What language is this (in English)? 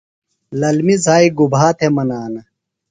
Phalura